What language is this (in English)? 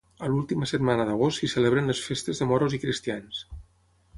Catalan